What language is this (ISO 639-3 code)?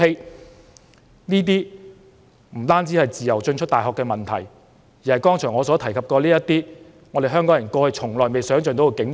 yue